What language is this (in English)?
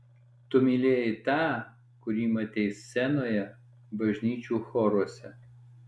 Lithuanian